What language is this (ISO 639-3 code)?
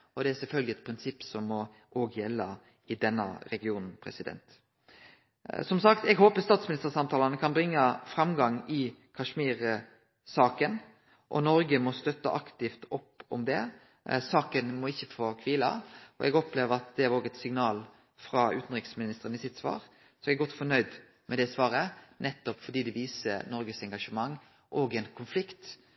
nno